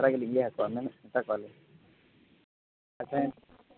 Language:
Santali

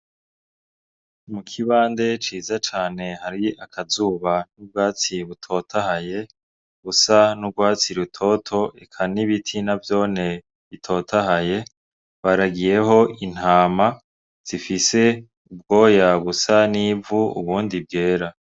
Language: Rundi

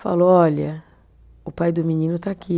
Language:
Portuguese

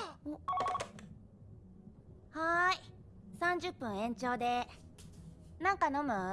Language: Japanese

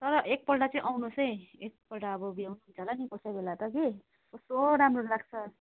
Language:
Nepali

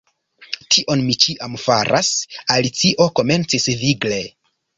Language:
Esperanto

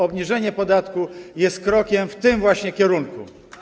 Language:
Polish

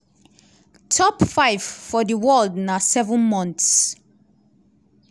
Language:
Nigerian Pidgin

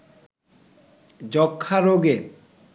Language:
Bangla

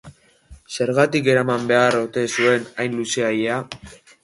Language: Basque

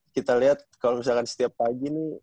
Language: Indonesian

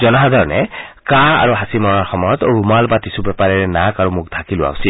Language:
Assamese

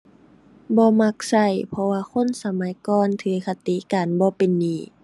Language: Thai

